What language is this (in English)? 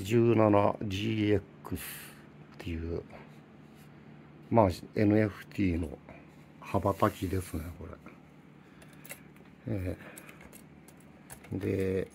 Japanese